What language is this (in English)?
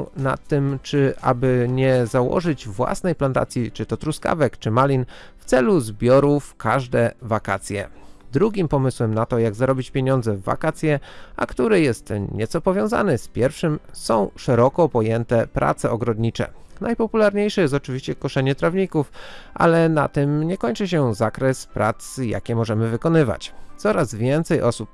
Polish